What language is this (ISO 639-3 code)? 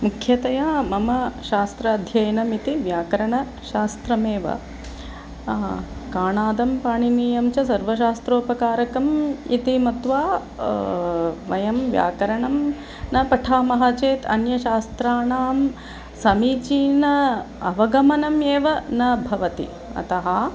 san